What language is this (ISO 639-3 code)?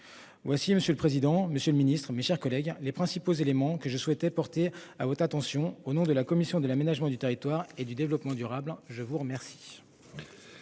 fra